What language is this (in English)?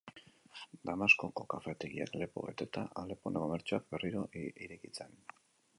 Basque